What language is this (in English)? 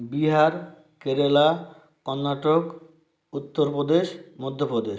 Bangla